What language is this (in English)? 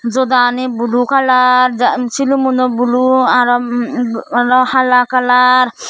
Chakma